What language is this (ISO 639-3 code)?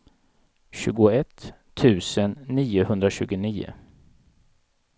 swe